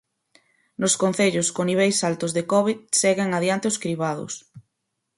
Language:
Galician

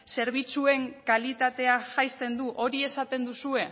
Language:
Basque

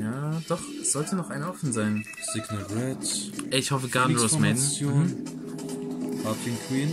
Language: German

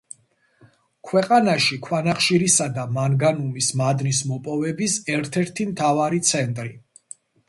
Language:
Georgian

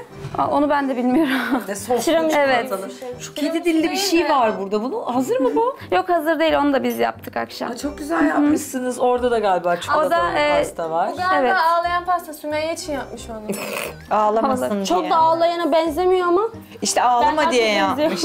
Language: Turkish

